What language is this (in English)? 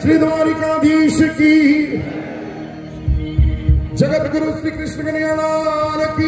Arabic